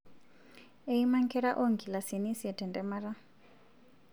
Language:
Masai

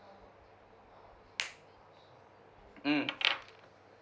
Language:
English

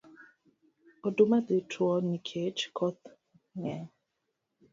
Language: Luo (Kenya and Tanzania)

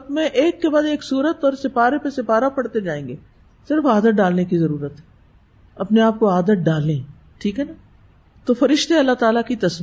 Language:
Urdu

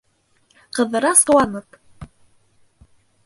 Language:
Bashkir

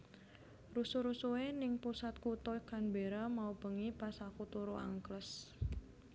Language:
Javanese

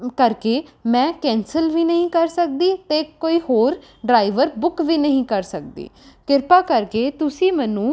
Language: Punjabi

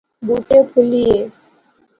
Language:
Pahari-Potwari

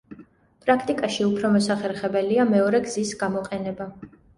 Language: Georgian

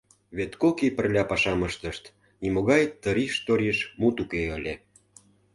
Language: Mari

